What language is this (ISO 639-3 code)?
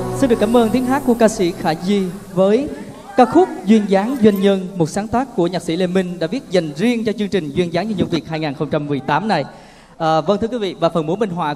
vie